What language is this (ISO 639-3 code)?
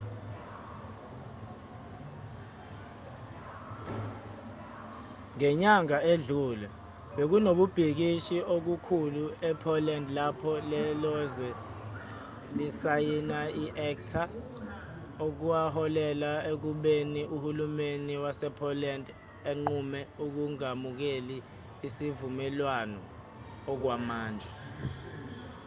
zul